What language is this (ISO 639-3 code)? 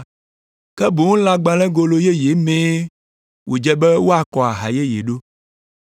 ewe